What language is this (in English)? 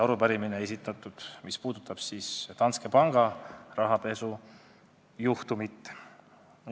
Estonian